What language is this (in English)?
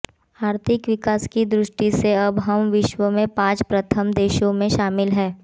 Hindi